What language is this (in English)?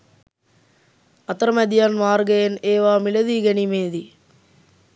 Sinhala